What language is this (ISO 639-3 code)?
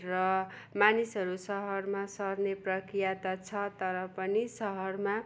nep